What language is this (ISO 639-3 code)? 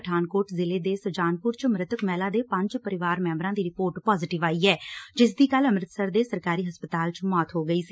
pan